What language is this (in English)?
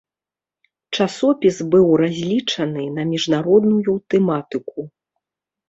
Belarusian